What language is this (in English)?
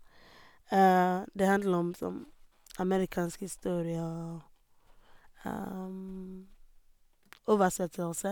Norwegian